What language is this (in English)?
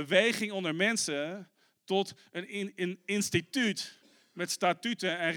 Dutch